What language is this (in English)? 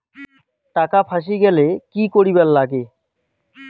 Bangla